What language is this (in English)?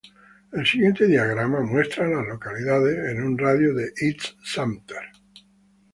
Spanish